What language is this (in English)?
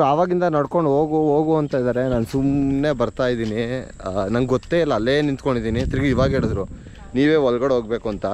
Kannada